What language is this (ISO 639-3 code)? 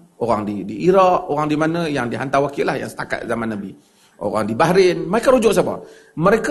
msa